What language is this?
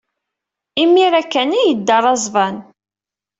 Kabyle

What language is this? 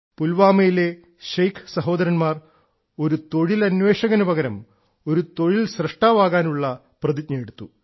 Malayalam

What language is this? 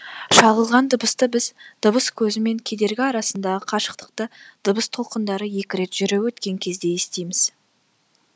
Kazakh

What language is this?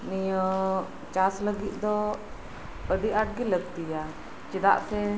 Santali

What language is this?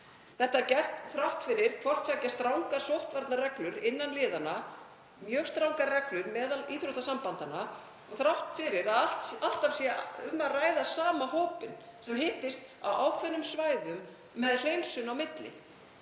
Icelandic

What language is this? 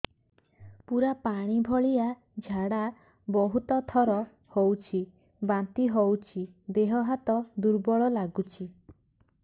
Odia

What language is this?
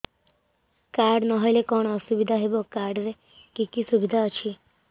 Odia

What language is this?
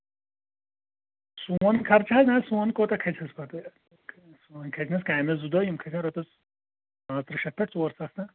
Kashmiri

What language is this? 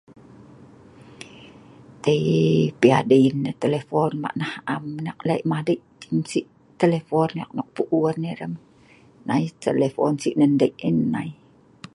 Sa'ban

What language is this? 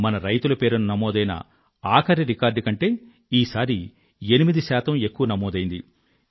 Telugu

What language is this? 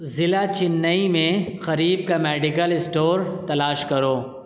Urdu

